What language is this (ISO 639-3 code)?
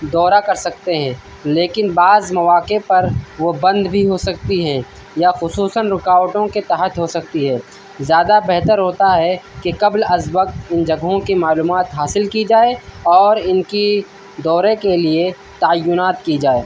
urd